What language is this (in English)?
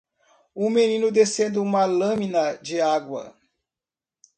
Portuguese